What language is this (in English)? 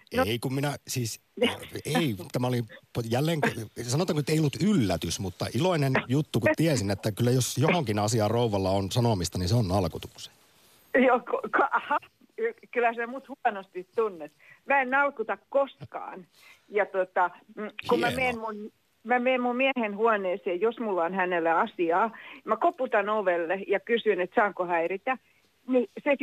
Finnish